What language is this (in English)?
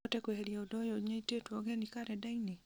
Kikuyu